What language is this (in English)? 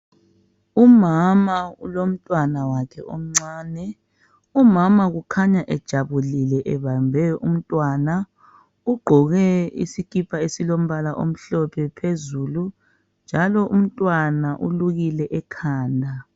North Ndebele